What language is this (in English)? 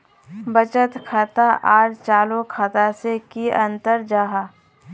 Magahi